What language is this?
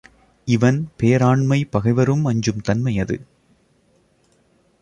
Tamil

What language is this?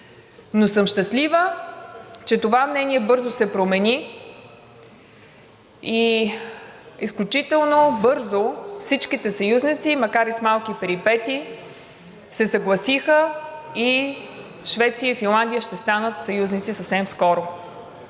Bulgarian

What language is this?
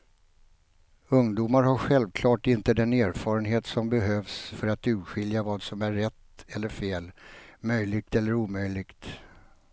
Swedish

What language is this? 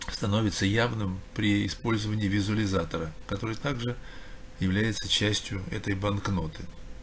Russian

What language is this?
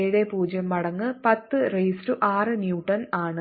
Malayalam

